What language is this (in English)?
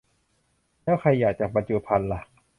Thai